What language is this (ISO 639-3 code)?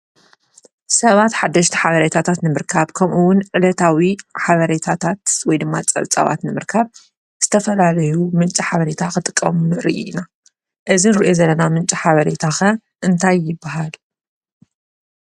tir